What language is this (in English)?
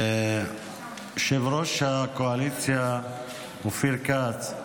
Hebrew